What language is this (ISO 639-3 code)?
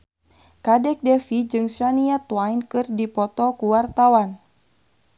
sun